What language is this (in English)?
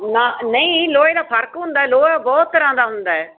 Punjabi